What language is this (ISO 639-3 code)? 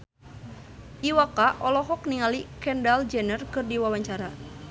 sun